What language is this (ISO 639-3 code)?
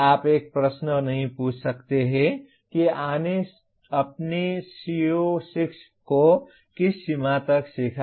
hin